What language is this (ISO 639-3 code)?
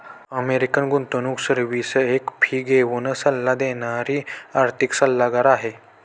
mar